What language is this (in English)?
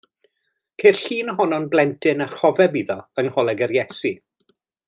Welsh